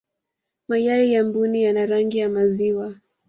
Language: Swahili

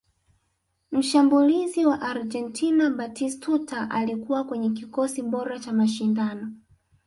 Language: Swahili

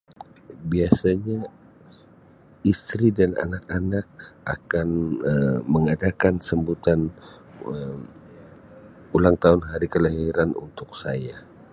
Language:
Sabah Malay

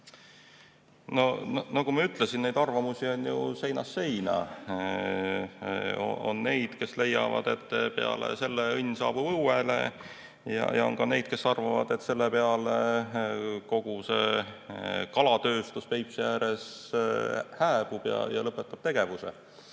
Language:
Estonian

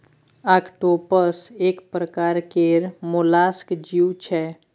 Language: Maithili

